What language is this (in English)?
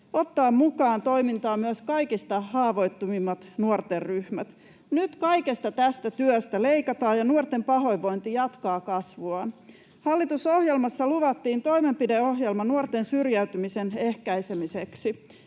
Finnish